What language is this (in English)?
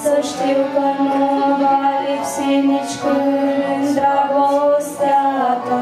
Romanian